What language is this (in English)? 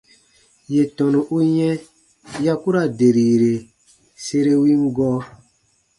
Baatonum